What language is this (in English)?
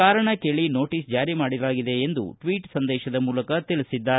Kannada